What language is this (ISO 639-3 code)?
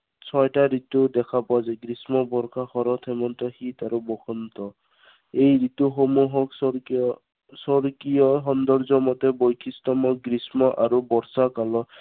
asm